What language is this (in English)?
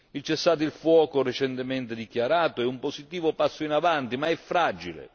Italian